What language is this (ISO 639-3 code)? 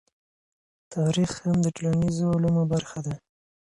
pus